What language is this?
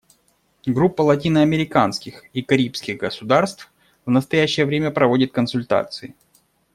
Russian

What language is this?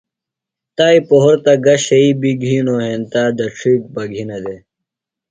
Phalura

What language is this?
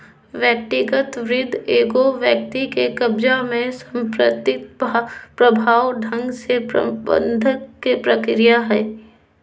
Magahi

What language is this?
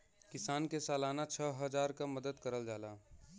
Bhojpuri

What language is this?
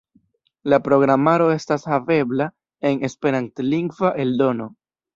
Esperanto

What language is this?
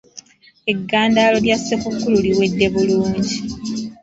Ganda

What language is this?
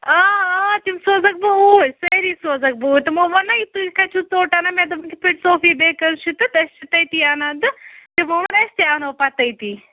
Kashmiri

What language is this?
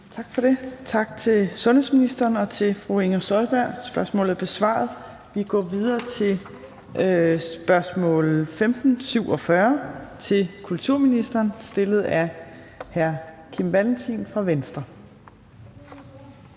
Danish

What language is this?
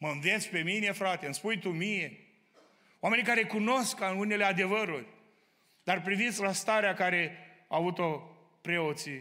Romanian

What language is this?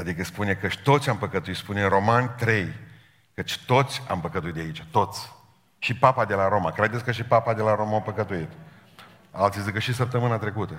Romanian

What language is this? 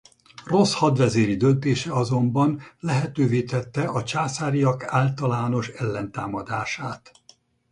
Hungarian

